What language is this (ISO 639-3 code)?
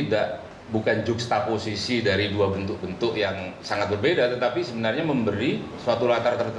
ind